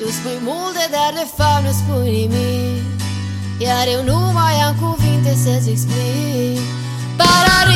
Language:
Romanian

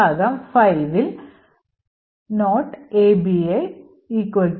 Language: Malayalam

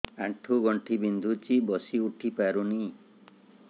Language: Odia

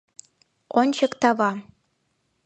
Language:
Mari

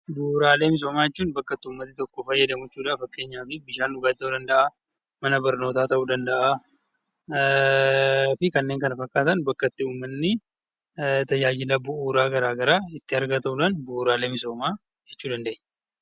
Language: Oromo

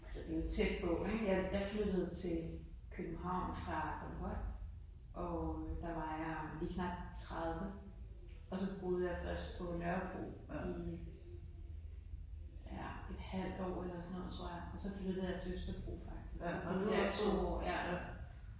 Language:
Danish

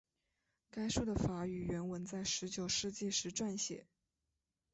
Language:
Chinese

